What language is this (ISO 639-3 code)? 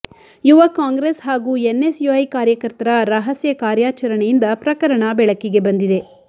kan